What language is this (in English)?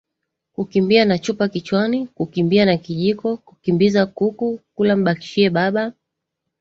Swahili